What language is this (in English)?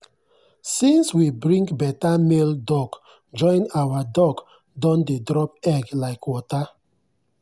Nigerian Pidgin